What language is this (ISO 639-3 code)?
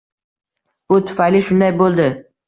uzb